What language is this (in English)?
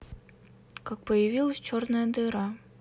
Russian